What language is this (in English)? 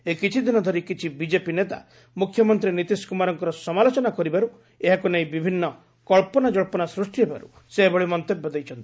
Odia